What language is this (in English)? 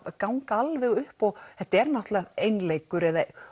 Icelandic